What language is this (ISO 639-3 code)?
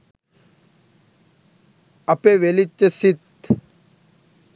sin